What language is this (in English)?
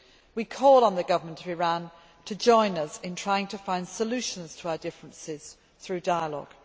English